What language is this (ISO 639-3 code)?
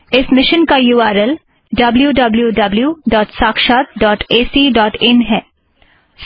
hin